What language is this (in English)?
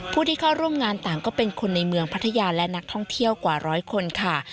Thai